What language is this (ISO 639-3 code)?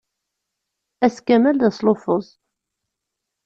kab